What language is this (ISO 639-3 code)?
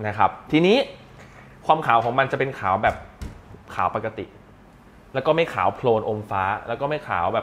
tha